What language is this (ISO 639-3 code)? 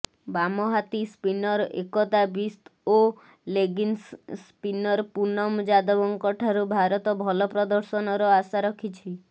ori